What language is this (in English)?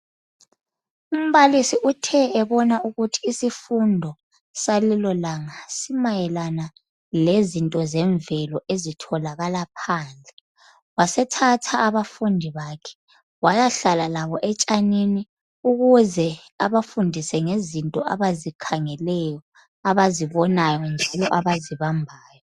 North Ndebele